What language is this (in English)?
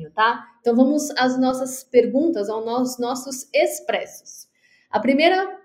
Portuguese